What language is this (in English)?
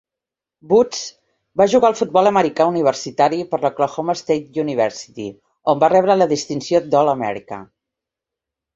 Catalan